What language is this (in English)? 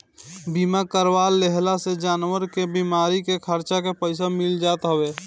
Bhojpuri